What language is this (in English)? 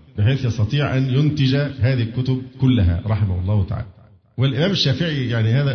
Arabic